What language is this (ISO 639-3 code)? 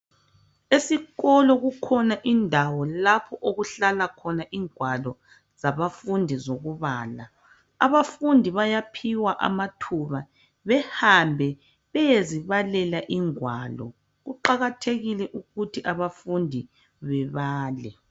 nde